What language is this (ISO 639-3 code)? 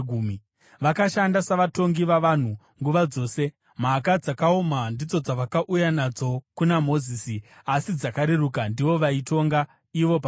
sna